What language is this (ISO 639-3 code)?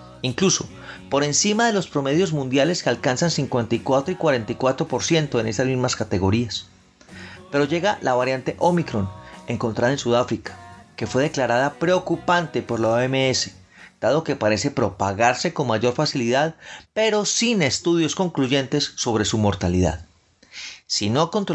spa